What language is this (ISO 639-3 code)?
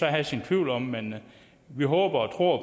dan